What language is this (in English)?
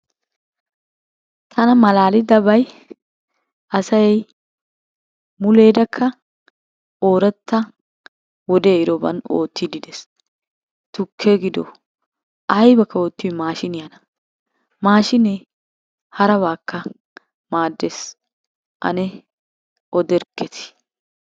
Wolaytta